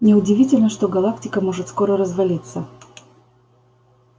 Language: Russian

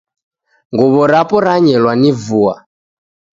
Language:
Taita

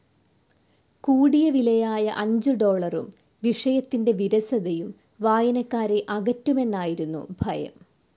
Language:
Malayalam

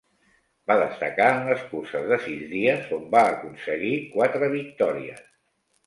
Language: Catalan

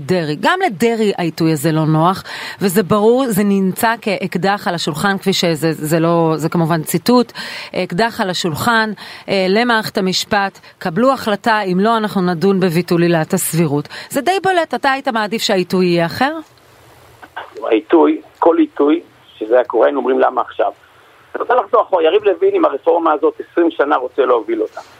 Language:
Hebrew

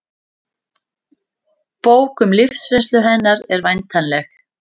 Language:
Icelandic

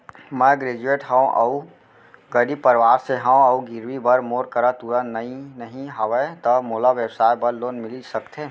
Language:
Chhattisgarhi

